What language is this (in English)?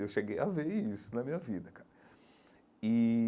Portuguese